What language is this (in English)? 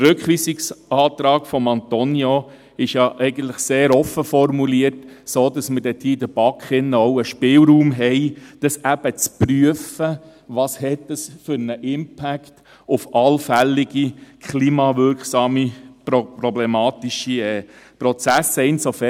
Swiss German